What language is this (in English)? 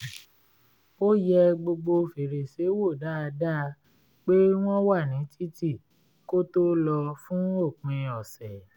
Yoruba